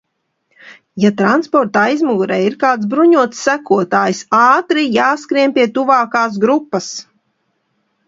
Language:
Latvian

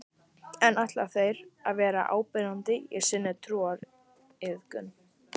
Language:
Icelandic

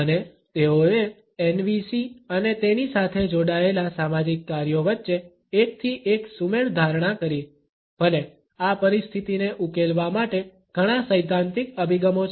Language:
Gujarati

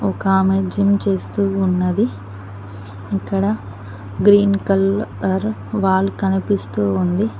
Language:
Telugu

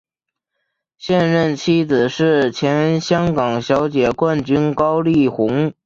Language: Chinese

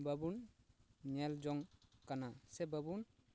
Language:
Santali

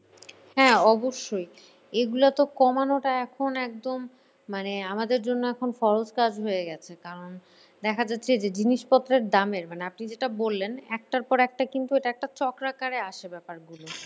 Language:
Bangla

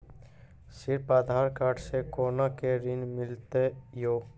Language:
Maithili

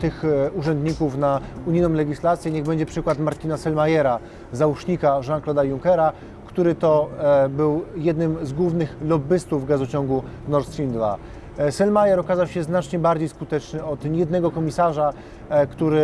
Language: Polish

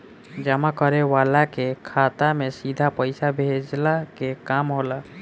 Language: Bhojpuri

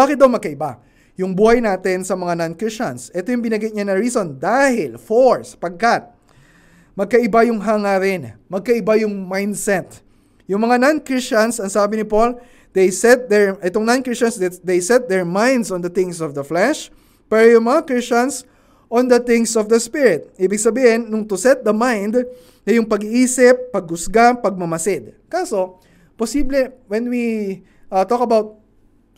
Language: Filipino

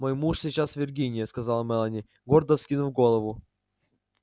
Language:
Russian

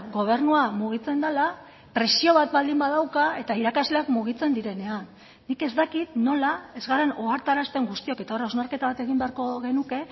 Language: Basque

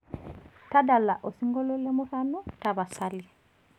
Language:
Masai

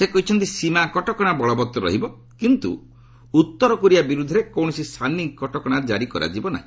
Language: Odia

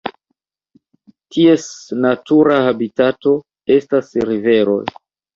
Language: Esperanto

